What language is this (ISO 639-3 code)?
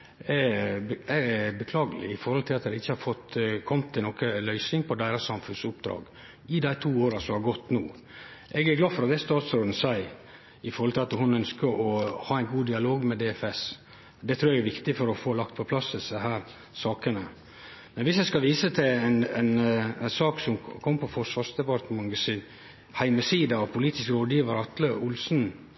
nno